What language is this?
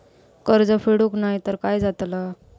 Marathi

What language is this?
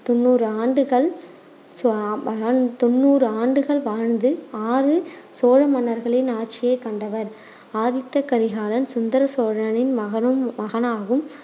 Tamil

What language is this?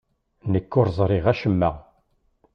Kabyle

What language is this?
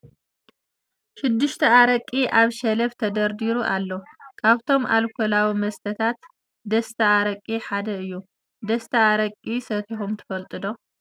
Tigrinya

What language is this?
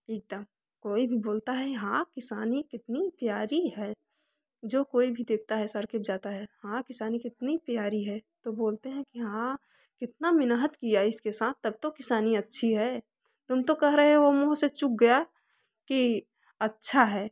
Hindi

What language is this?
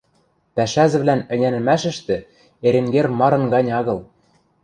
Western Mari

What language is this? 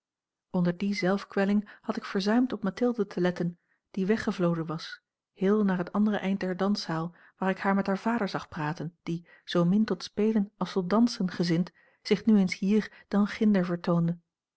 Dutch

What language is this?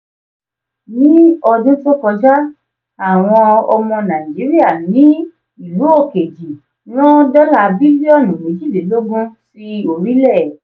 Yoruba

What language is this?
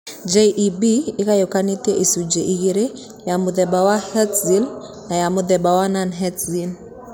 Kikuyu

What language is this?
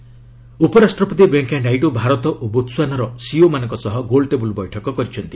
Odia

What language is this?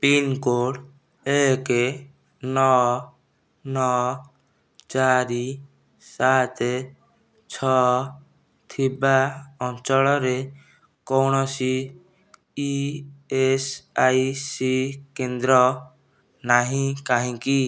Odia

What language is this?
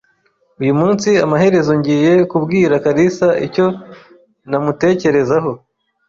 Kinyarwanda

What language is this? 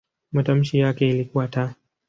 Swahili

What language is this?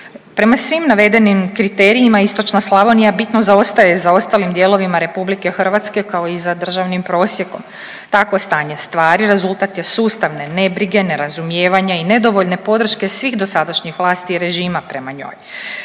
Croatian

